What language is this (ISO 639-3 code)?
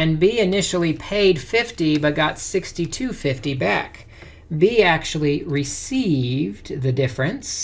eng